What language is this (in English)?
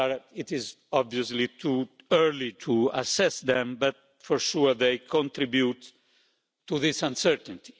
English